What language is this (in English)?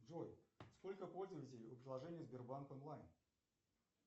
Russian